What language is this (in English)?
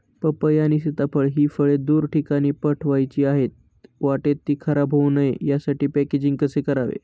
Marathi